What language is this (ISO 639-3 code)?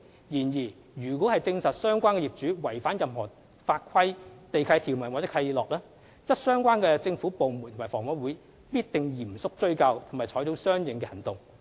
yue